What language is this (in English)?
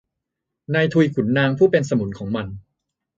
Thai